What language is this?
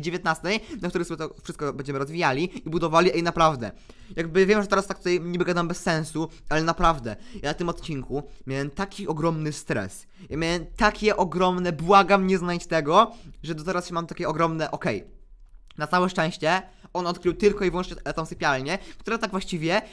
Polish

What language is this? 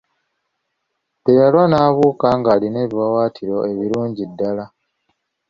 Ganda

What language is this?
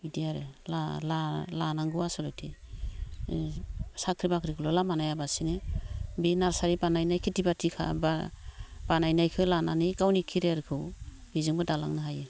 Bodo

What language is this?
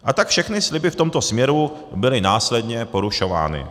Czech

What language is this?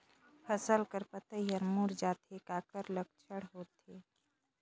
Chhattisgarhi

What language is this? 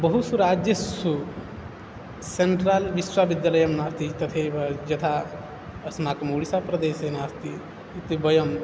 Sanskrit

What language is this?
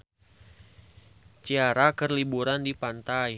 Sundanese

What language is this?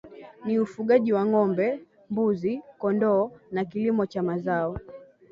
Swahili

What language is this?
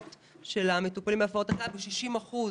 Hebrew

